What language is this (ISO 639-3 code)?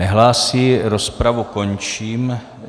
ces